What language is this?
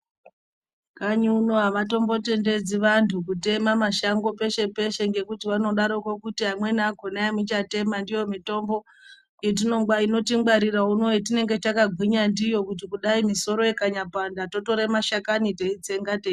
Ndau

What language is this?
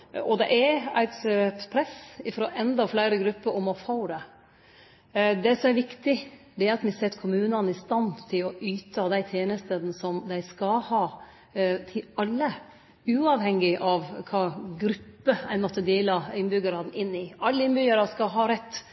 Norwegian Nynorsk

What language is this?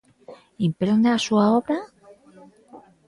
Galician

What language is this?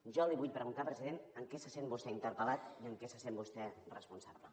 Catalan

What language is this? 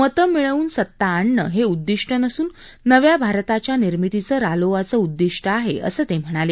Marathi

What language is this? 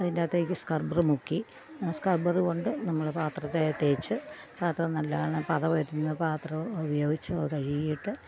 Malayalam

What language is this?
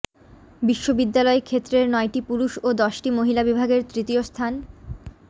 Bangla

